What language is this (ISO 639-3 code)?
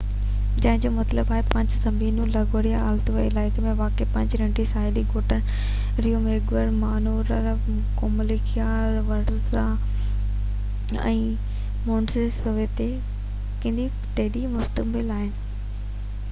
snd